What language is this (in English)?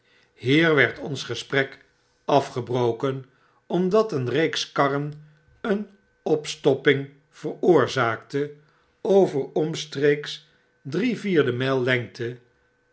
Dutch